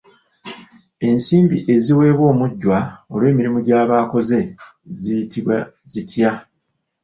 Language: Ganda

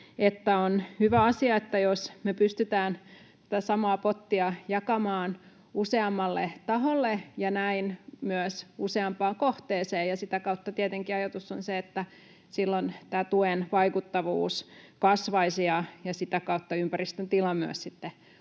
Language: Finnish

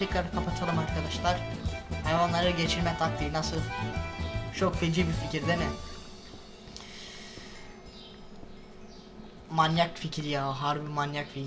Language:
Turkish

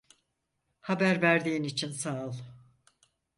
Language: Turkish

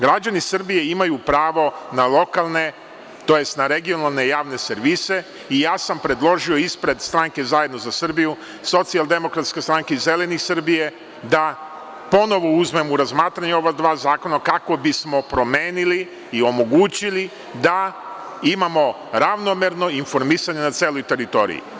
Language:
Serbian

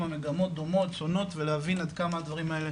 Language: Hebrew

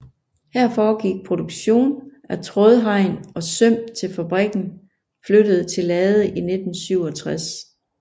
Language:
Danish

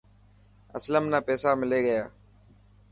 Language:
Dhatki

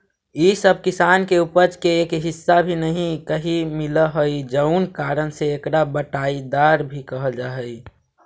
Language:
Magahi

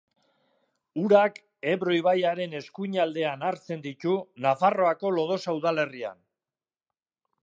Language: Basque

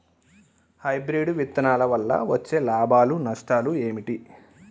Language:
Telugu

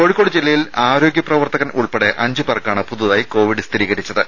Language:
Malayalam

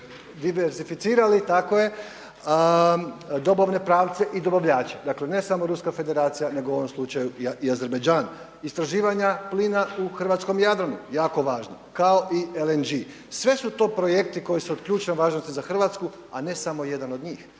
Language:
Croatian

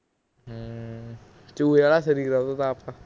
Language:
Punjabi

